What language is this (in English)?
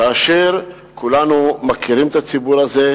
Hebrew